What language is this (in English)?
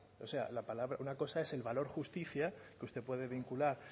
Spanish